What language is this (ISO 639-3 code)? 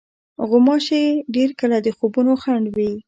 pus